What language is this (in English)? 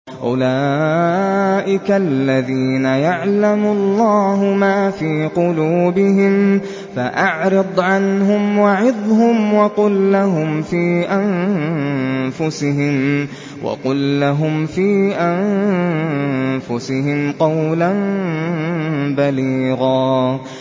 Arabic